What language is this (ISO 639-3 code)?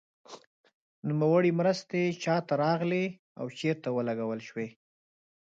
pus